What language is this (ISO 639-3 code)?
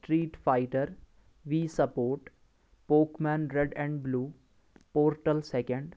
kas